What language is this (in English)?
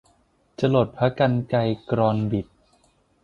Thai